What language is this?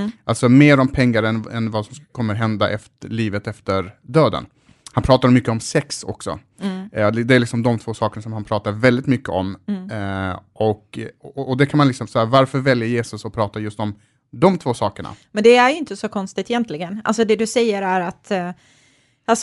Swedish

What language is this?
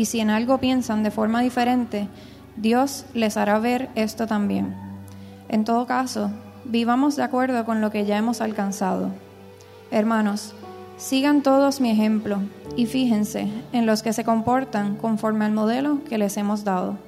Spanish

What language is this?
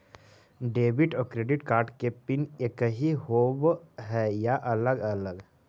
Magahi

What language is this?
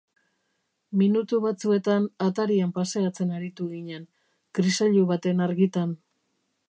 Basque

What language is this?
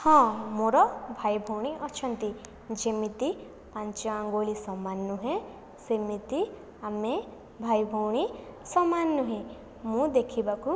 Odia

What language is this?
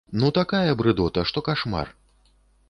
Belarusian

